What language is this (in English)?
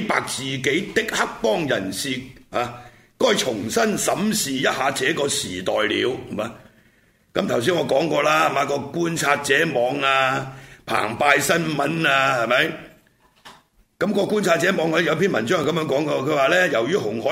Chinese